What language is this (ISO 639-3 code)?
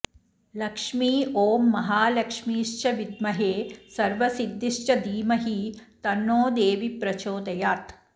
san